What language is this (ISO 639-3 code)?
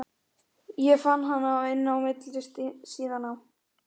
isl